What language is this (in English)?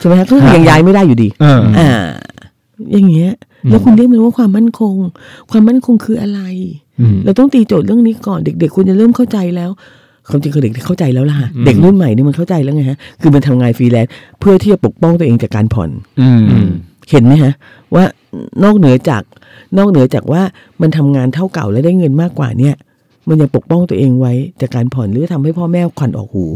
Thai